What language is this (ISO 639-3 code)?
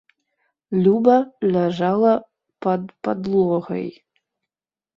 bel